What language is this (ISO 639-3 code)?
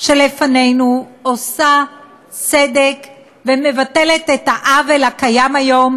heb